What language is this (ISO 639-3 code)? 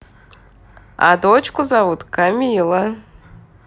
rus